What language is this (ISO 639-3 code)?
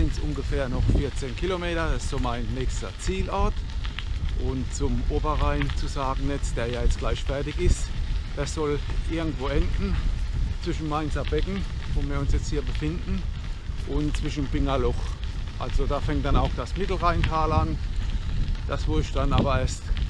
deu